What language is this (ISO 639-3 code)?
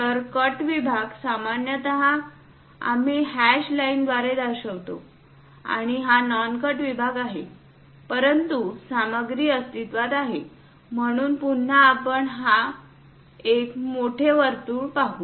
mar